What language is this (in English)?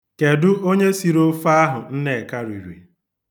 Igbo